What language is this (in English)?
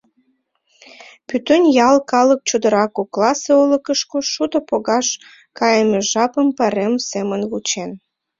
Mari